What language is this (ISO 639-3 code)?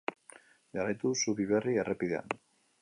eus